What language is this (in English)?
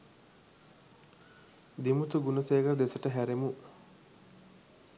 Sinhala